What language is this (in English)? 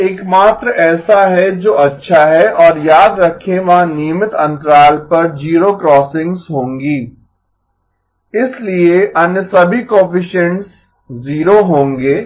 Hindi